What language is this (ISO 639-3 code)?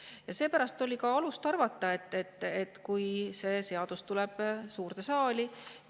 est